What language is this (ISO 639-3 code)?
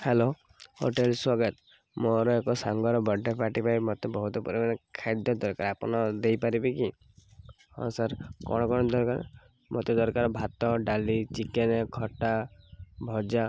ori